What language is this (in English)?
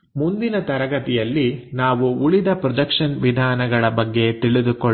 Kannada